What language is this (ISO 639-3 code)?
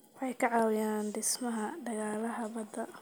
som